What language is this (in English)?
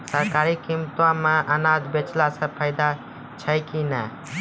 Maithili